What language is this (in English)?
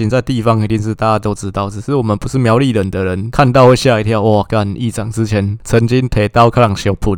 Chinese